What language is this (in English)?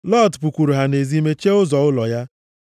Igbo